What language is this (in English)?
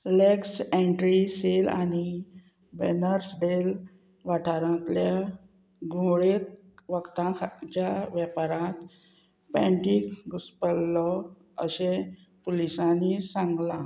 Konkani